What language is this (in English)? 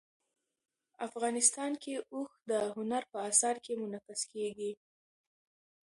Pashto